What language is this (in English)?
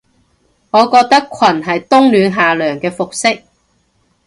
Cantonese